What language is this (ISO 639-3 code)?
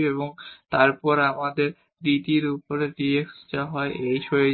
ben